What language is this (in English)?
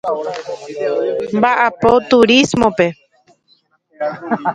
Guarani